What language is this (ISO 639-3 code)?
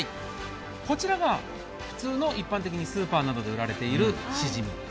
jpn